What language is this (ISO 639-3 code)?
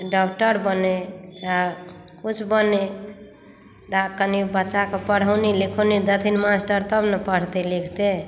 mai